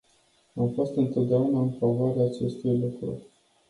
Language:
Romanian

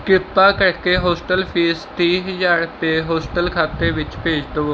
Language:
Punjabi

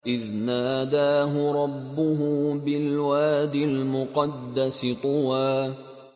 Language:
Arabic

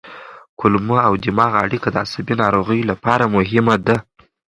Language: Pashto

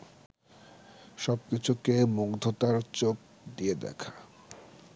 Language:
Bangla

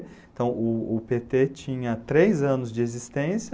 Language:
Portuguese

